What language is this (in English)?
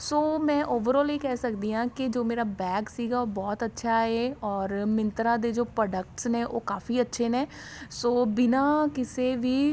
Punjabi